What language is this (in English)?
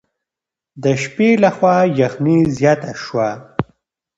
Pashto